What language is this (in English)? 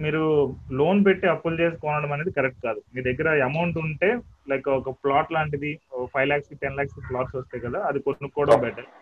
Telugu